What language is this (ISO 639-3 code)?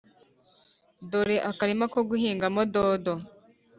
kin